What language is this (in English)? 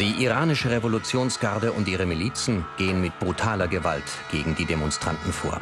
German